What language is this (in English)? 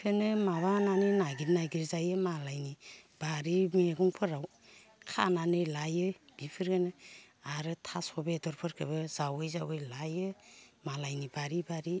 Bodo